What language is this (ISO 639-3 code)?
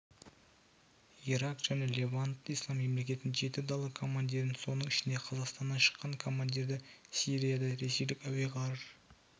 kaz